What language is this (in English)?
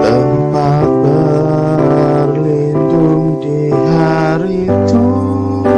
Indonesian